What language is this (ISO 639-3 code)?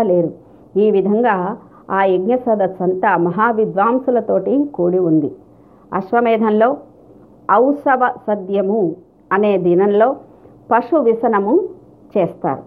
tel